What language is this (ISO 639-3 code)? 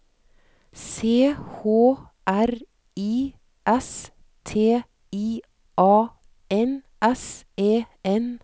nor